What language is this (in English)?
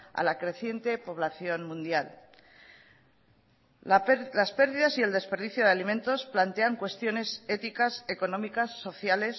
Spanish